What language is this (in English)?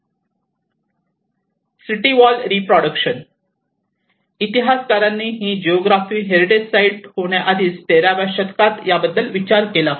Marathi